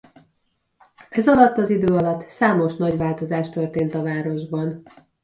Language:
Hungarian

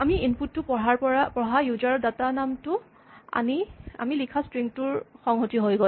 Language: Assamese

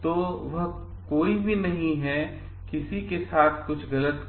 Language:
Hindi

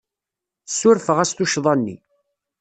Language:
Kabyle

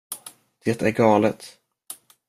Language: Swedish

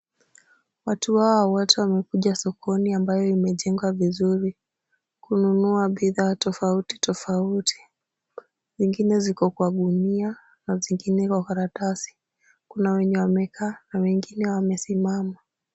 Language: Swahili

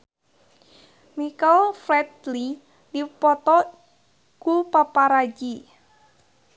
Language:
Sundanese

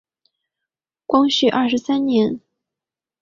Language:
Chinese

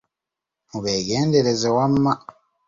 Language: Ganda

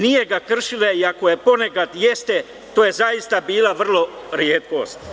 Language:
Serbian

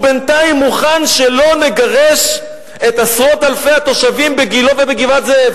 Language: Hebrew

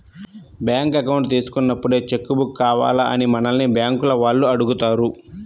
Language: Telugu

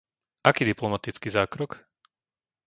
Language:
Slovak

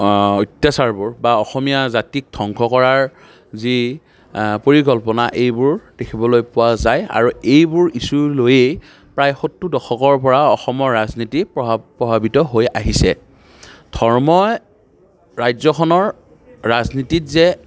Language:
Assamese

